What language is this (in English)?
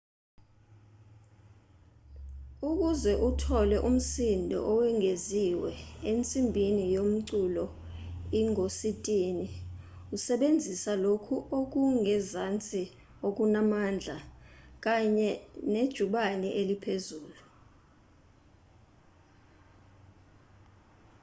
Zulu